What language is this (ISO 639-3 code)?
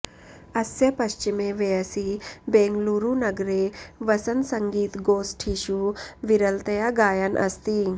san